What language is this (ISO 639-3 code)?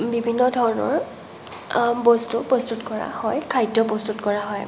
asm